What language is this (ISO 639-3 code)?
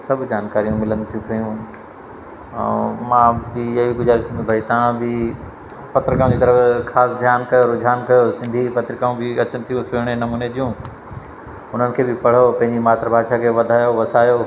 snd